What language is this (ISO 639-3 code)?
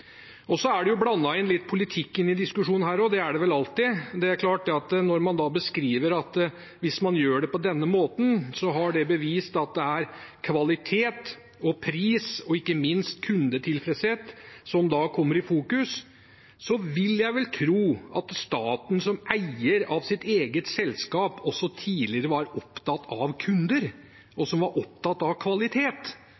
nob